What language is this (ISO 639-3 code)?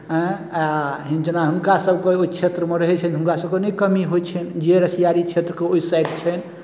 mai